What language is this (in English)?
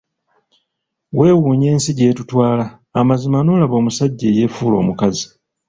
Ganda